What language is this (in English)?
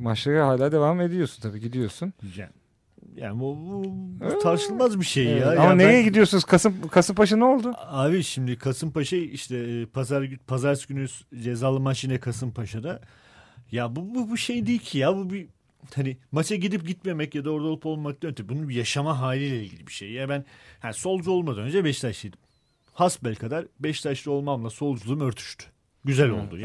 Turkish